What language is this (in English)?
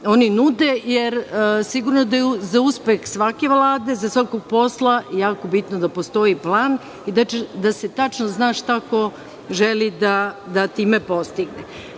Serbian